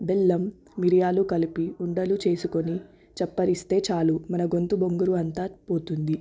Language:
Telugu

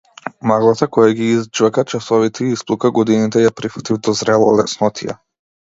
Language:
Macedonian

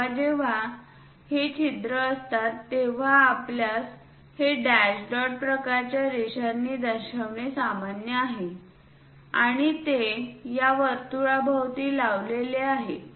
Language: Marathi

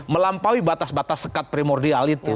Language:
Indonesian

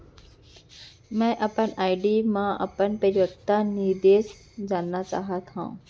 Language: Chhattisgarhi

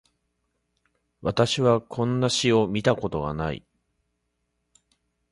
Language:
Japanese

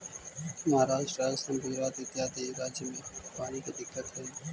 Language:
Magahi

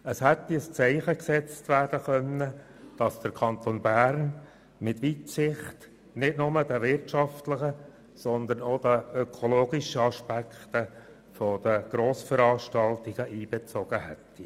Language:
Swiss German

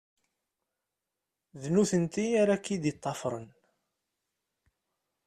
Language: Kabyle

